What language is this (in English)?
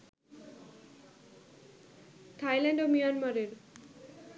Bangla